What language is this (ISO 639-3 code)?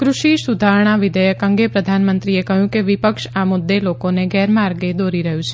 guj